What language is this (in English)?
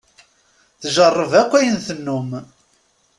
Kabyle